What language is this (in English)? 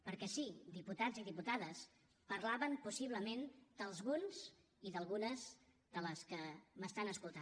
Catalan